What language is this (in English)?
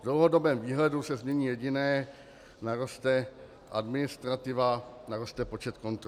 Czech